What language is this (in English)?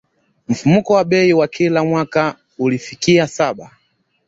Swahili